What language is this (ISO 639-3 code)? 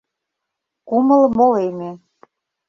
chm